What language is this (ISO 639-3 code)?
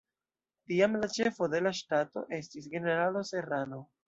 epo